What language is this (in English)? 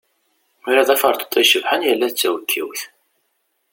Kabyle